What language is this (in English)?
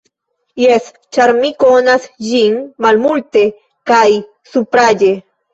Esperanto